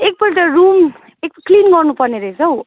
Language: Nepali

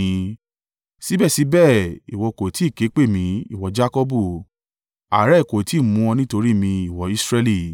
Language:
Yoruba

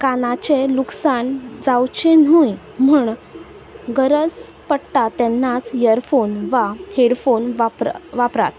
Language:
Konkani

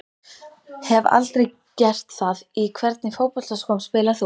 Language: Icelandic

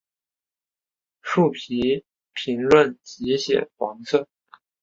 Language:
Chinese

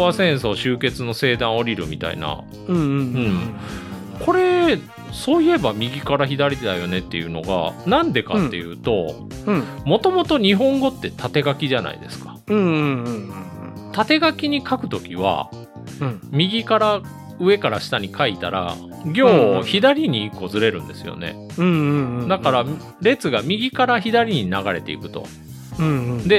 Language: Japanese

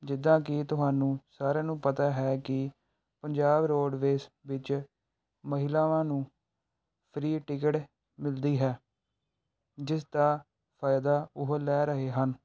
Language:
Punjabi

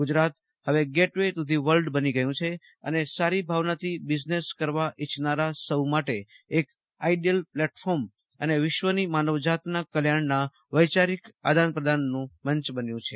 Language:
Gujarati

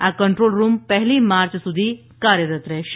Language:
Gujarati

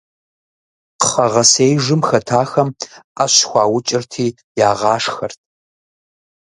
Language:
Kabardian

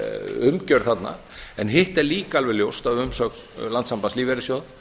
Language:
Icelandic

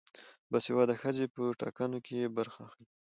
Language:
Pashto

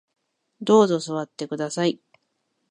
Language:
Japanese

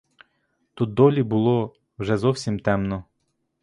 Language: Ukrainian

